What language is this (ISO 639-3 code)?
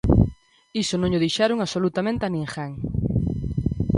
glg